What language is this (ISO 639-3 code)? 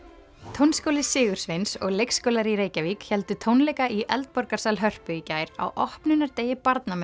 isl